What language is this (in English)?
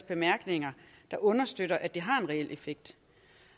Danish